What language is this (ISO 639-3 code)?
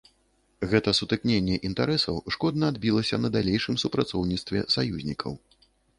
bel